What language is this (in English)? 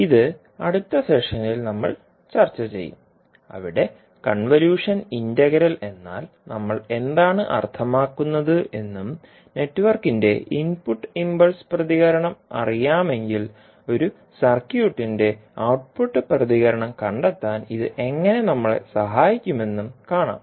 Malayalam